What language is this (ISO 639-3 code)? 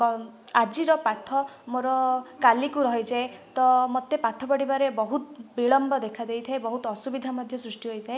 ori